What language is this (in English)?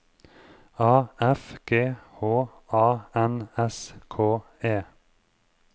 Norwegian